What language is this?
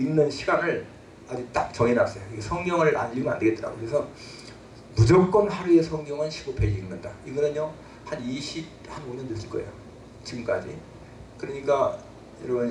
Korean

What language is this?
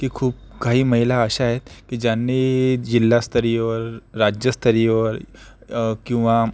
Marathi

